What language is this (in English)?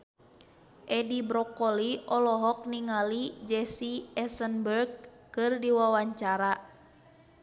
Sundanese